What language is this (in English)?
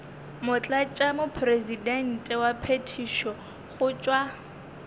Northern Sotho